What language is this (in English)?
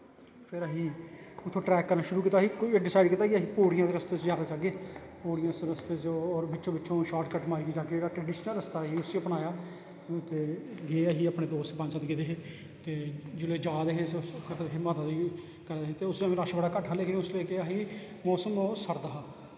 Dogri